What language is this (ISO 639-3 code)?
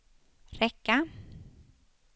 swe